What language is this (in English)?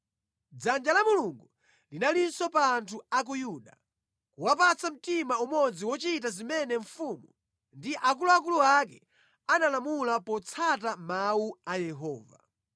Nyanja